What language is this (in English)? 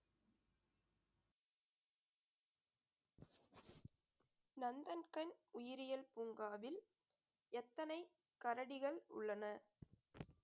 Tamil